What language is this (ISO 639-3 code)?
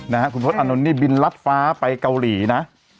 tha